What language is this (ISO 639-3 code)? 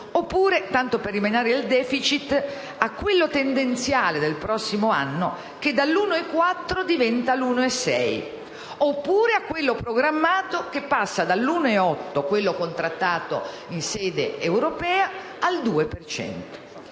ita